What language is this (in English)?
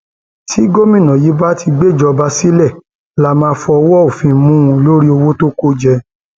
Yoruba